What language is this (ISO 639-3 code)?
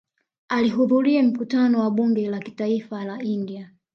swa